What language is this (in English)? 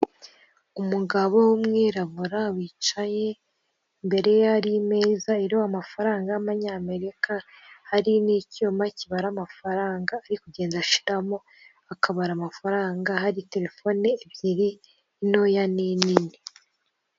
Kinyarwanda